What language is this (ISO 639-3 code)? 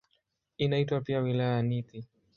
swa